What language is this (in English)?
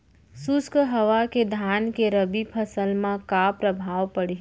Chhattisgarhi